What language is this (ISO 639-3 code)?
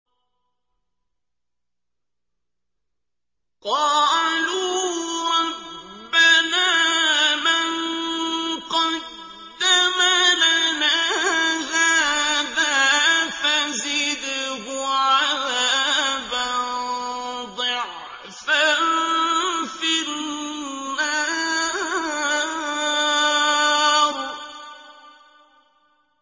ara